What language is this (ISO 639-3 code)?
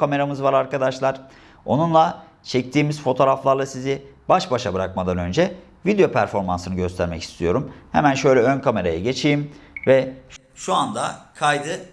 tur